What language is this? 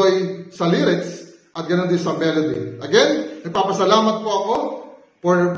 Filipino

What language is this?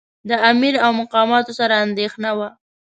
Pashto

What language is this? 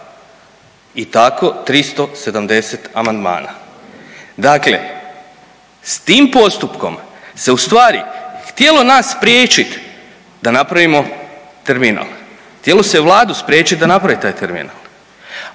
Croatian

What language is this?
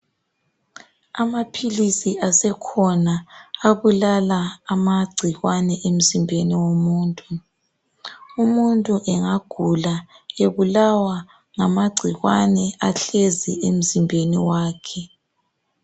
North Ndebele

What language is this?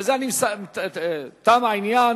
Hebrew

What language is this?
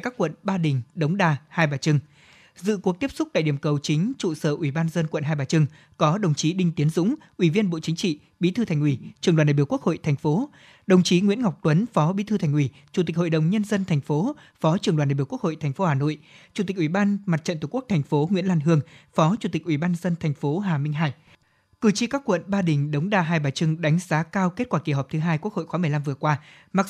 Vietnamese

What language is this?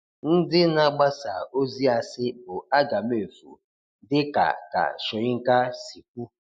Igbo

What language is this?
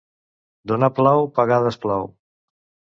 Catalan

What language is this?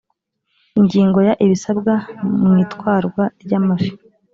Kinyarwanda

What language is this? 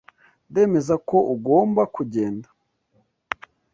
Kinyarwanda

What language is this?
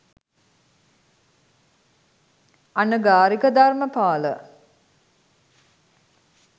Sinhala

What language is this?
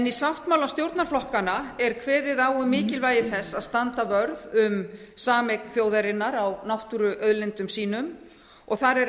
Icelandic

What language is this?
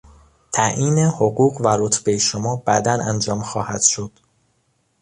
Persian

